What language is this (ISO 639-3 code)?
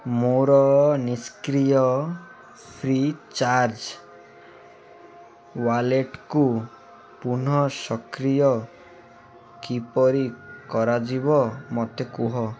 ori